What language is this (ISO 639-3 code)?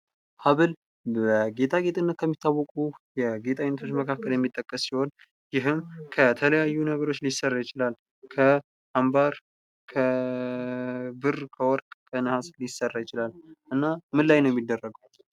amh